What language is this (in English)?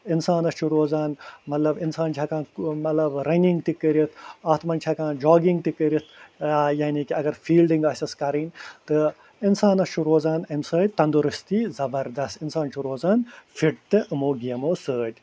Kashmiri